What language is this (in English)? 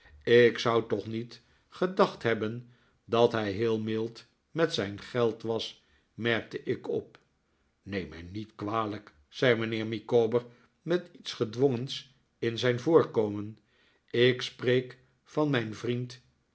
Dutch